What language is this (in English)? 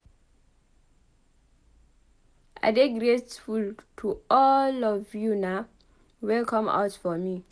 Nigerian Pidgin